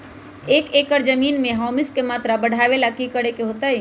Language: Magahi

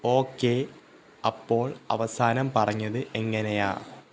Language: Malayalam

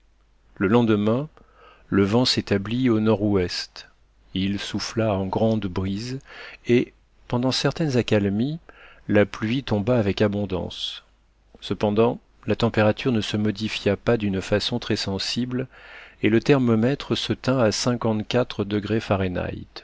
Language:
French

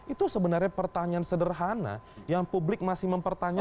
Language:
Indonesian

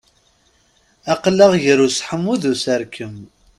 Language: Kabyle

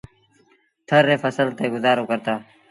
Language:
Sindhi Bhil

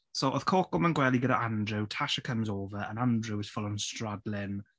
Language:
Welsh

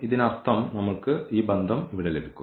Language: Malayalam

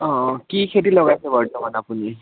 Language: Assamese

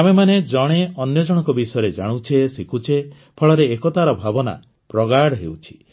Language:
Odia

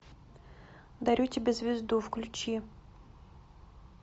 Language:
Russian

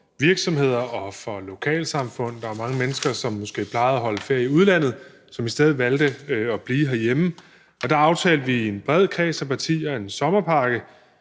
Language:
Danish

